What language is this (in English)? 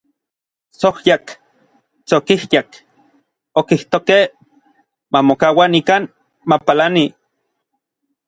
Orizaba Nahuatl